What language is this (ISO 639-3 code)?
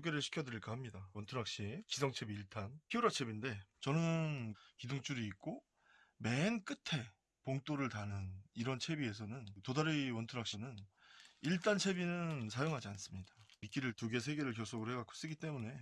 kor